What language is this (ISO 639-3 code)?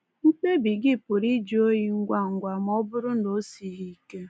ibo